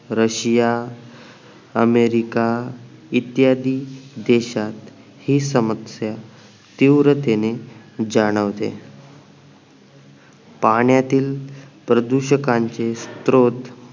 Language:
Marathi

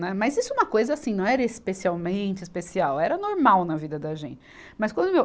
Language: Portuguese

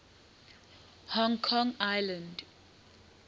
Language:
English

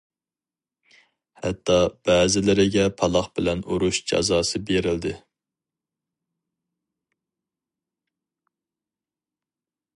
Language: Uyghur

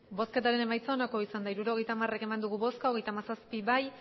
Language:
Basque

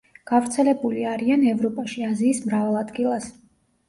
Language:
Georgian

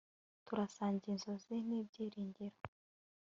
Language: Kinyarwanda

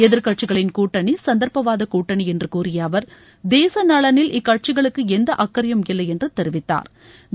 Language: Tamil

